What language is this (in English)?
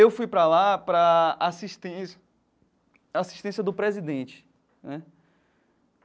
Portuguese